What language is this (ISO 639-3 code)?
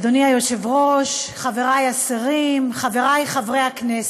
heb